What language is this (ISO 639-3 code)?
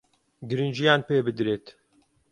ckb